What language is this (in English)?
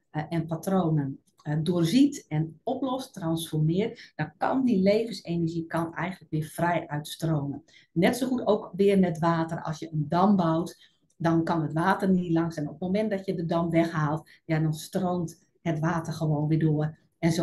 Dutch